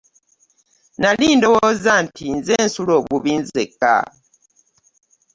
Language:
Ganda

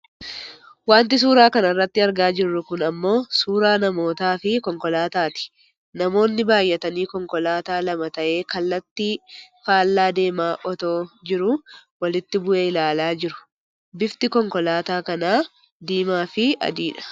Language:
Oromo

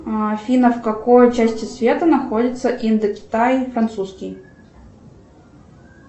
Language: Russian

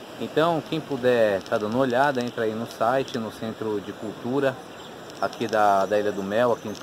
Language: Portuguese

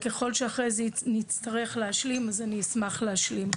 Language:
Hebrew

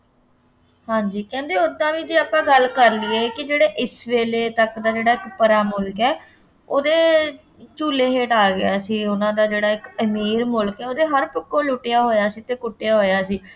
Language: Punjabi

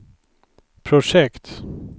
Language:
Swedish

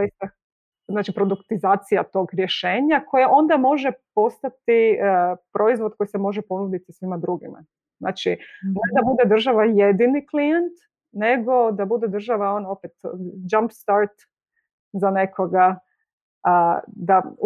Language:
Croatian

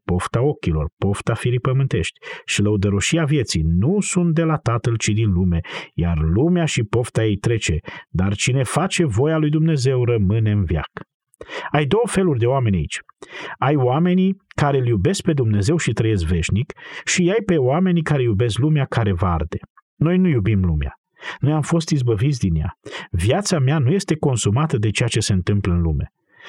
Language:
Romanian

